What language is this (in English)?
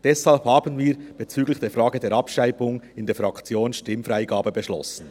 Swiss German